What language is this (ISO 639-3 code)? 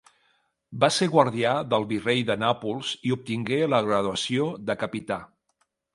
cat